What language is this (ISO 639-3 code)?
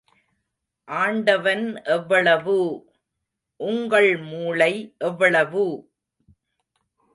tam